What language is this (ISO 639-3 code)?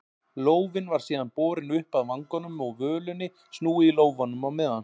isl